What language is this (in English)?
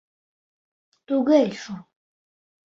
Bashkir